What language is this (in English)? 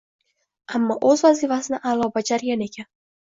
Uzbek